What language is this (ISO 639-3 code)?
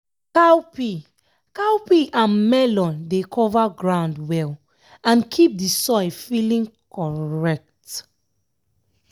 pcm